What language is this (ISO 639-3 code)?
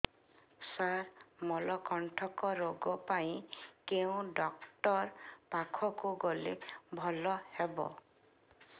ori